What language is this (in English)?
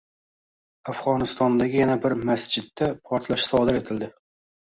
Uzbek